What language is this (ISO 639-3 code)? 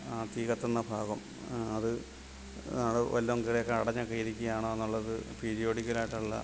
mal